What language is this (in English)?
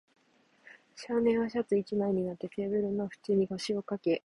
Japanese